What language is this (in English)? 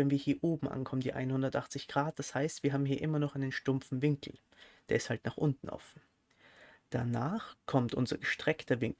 German